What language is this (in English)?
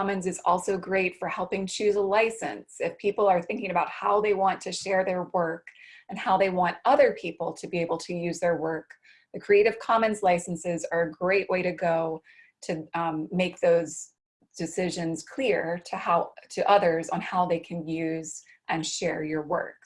English